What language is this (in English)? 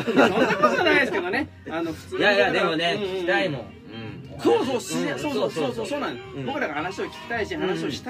Japanese